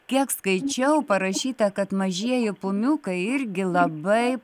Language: Lithuanian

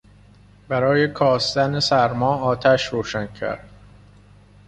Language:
Persian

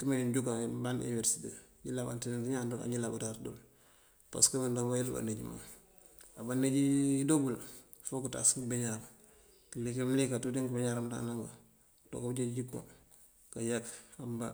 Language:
Mandjak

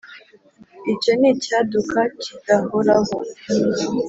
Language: Kinyarwanda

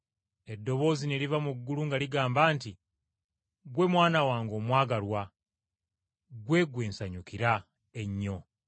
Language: Ganda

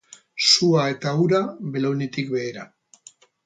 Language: Basque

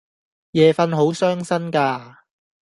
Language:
Cantonese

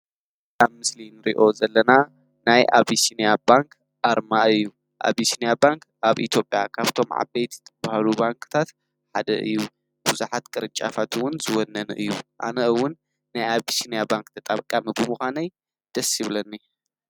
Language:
Tigrinya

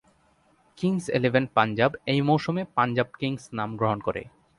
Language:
Bangla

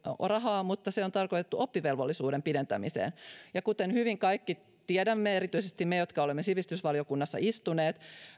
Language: Finnish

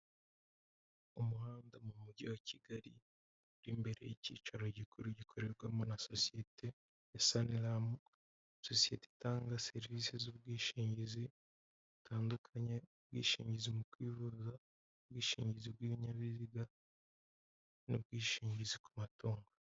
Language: Kinyarwanda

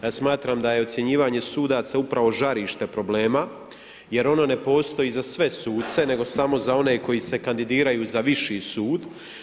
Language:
Croatian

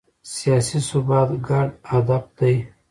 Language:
Pashto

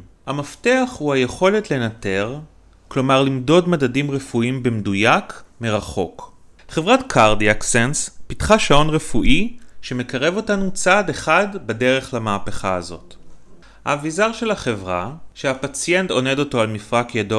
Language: Hebrew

